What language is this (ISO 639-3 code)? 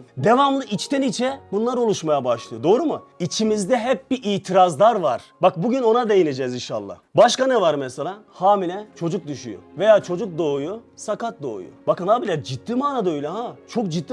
tur